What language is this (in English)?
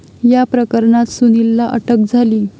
Marathi